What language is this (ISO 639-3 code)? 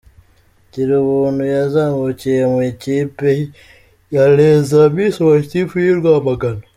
kin